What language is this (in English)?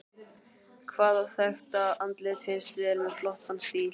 Icelandic